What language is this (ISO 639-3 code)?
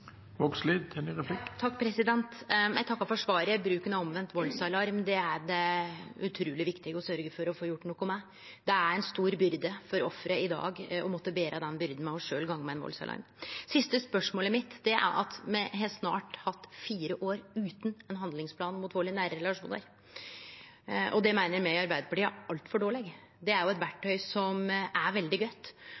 nor